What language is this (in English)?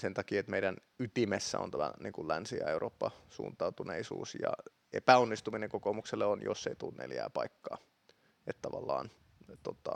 Finnish